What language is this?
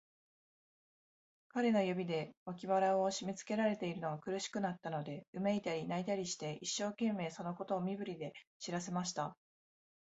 Japanese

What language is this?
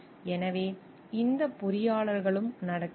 Tamil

